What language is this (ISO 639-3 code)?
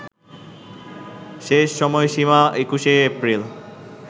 ben